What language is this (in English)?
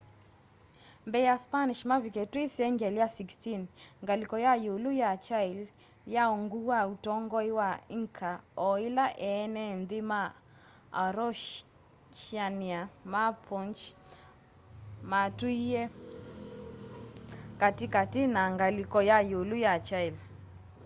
Kamba